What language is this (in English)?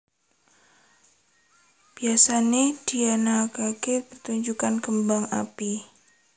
Javanese